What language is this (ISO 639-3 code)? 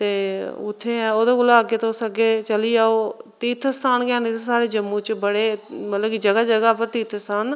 doi